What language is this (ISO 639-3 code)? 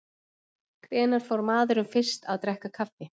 isl